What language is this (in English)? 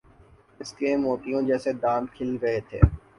Urdu